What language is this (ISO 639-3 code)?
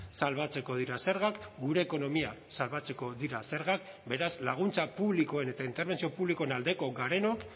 eus